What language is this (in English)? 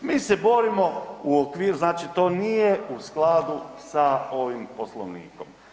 Croatian